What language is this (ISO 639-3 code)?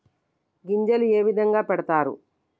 tel